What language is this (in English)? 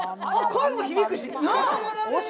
Japanese